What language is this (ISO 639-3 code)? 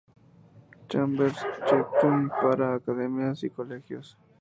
spa